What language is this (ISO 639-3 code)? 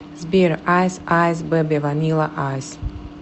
rus